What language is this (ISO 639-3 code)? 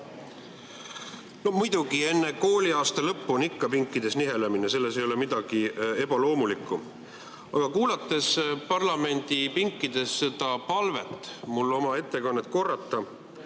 est